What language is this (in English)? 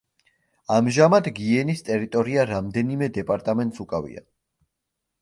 Georgian